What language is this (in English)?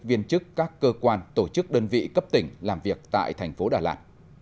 Vietnamese